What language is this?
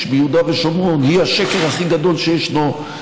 Hebrew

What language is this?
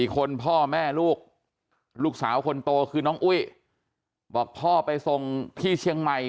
Thai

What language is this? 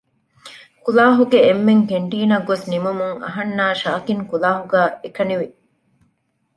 Divehi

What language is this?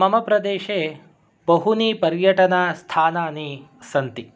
Sanskrit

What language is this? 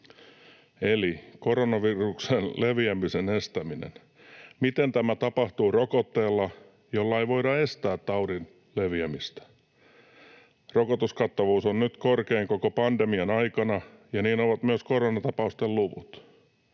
Finnish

